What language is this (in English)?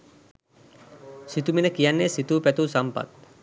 Sinhala